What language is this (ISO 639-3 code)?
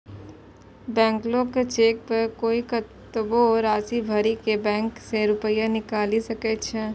mai